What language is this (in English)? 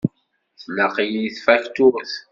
Kabyle